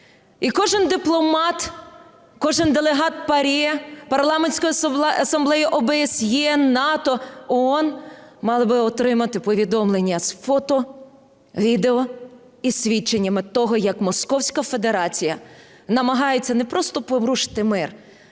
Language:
Ukrainian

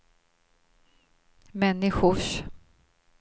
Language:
Swedish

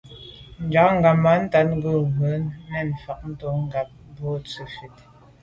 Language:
Medumba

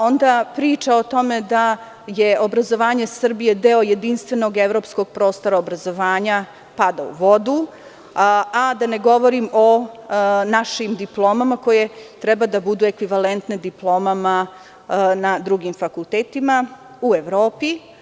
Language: Serbian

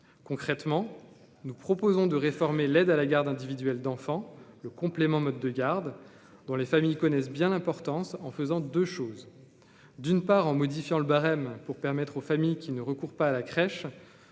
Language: French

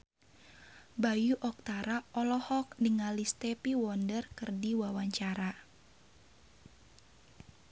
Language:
Sundanese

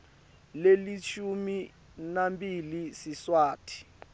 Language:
Swati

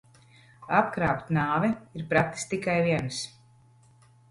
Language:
Latvian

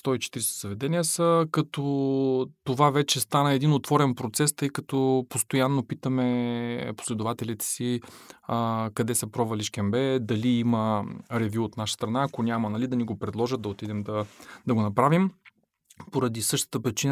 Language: Bulgarian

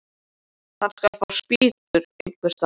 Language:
Icelandic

